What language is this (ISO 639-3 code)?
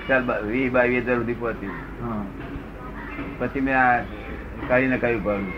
guj